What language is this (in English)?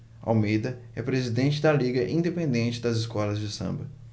Portuguese